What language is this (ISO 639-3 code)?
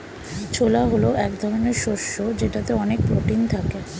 ben